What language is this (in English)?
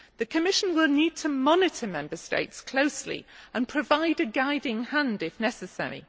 English